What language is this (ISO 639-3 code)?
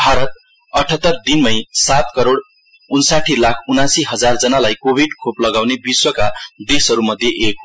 nep